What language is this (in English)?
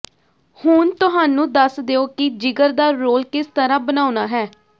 Punjabi